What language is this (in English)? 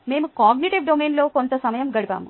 Telugu